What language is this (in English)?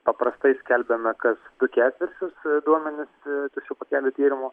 Lithuanian